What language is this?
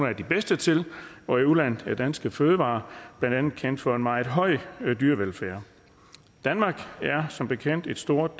Danish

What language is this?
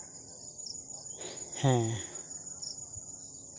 Santali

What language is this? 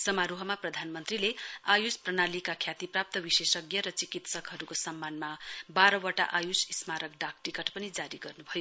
Nepali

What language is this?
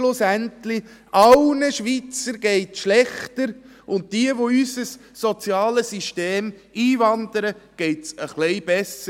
Swiss German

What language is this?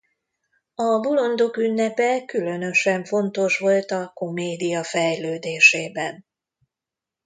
Hungarian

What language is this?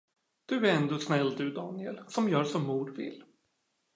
Swedish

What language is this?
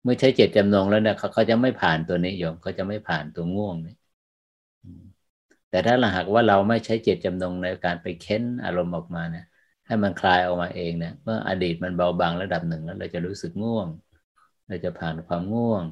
Thai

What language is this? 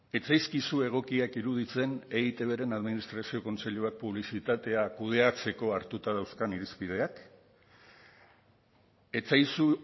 Basque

